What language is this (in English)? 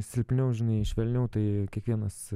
Lithuanian